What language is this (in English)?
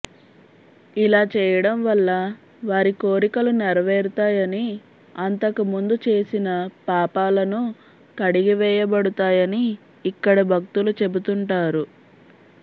Telugu